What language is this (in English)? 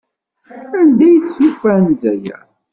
Kabyle